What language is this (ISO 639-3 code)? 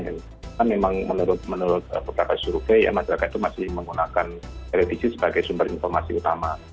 ind